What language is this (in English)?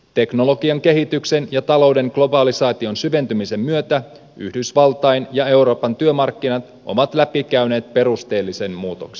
Finnish